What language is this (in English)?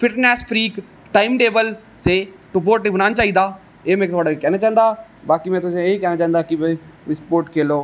Dogri